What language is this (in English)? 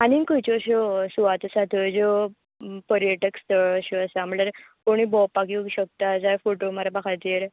Konkani